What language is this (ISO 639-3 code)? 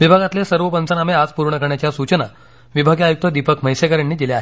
mar